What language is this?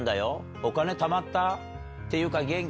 Japanese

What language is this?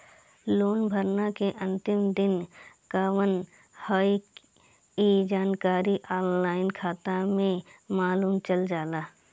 Bhojpuri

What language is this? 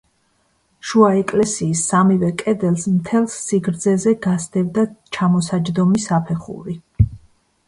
Georgian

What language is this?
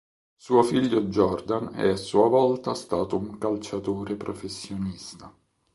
Italian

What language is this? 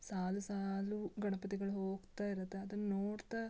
Kannada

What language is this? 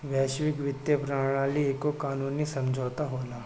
Bhojpuri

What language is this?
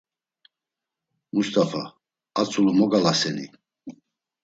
Laz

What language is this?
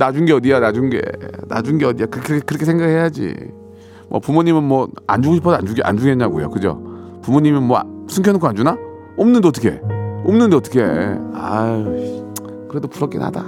Korean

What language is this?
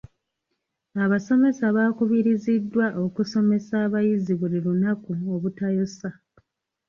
Ganda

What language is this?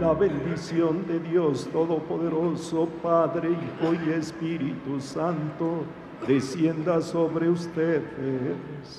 Spanish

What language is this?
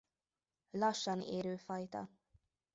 Hungarian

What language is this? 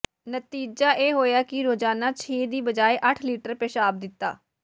Punjabi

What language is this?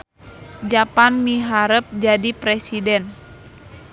Sundanese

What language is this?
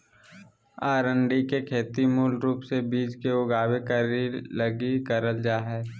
Magahi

